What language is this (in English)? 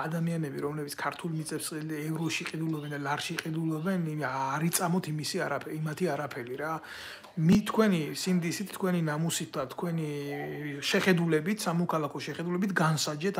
Romanian